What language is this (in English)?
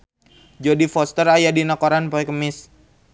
Sundanese